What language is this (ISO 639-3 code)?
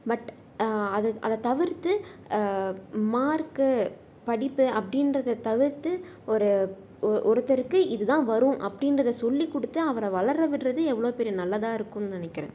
tam